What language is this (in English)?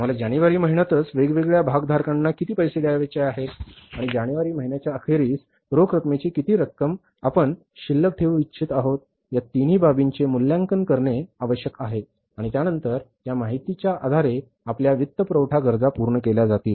Marathi